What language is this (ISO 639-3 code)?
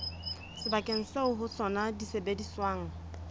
sot